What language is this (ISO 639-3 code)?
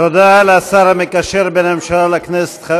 heb